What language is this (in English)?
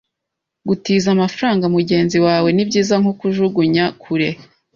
Kinyarwanda